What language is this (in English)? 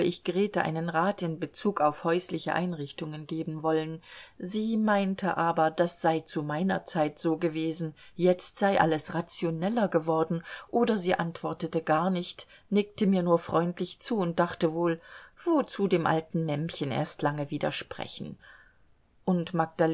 German